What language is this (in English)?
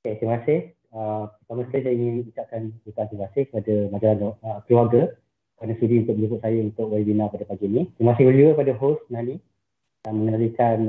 Malay